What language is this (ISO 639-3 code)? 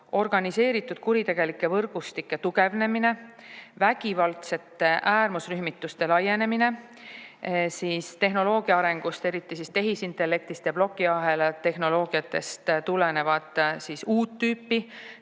est